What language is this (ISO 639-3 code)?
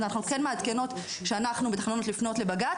heb